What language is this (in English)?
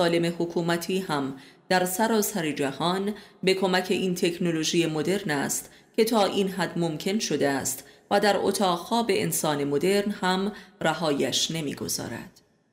Persian